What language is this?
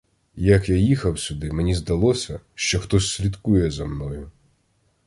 Ukrainian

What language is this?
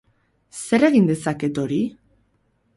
Basque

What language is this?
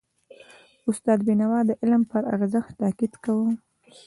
Pashto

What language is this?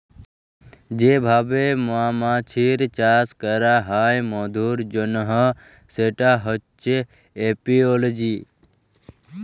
Bangla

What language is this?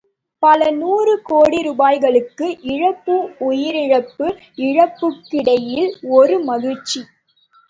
Tamil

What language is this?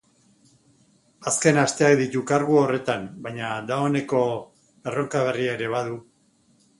Basque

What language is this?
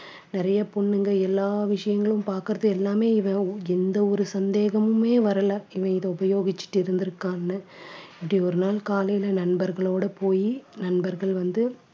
Tamil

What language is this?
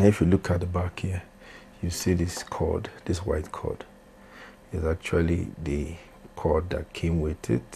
English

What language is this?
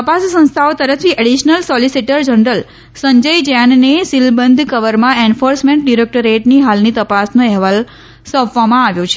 Gujarati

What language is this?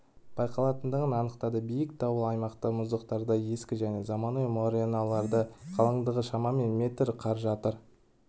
Kazakh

